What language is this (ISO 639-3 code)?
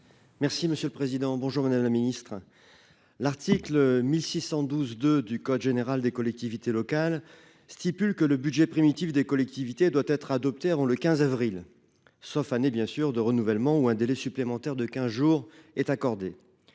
fra